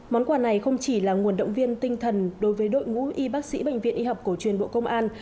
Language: Vietnamese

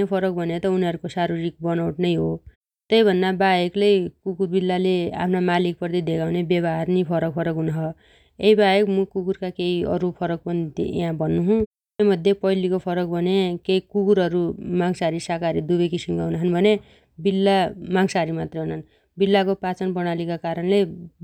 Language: Dotyali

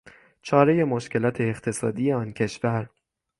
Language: Persian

